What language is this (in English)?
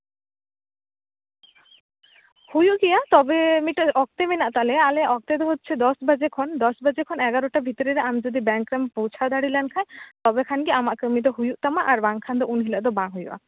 Santali